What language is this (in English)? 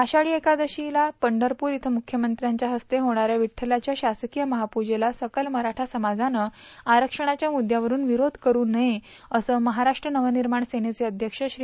Marathi